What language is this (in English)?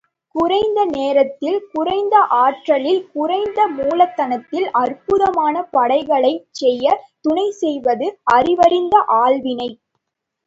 Tamil